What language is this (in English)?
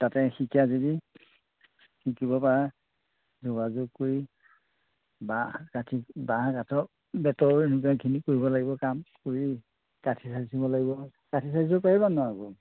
Assamese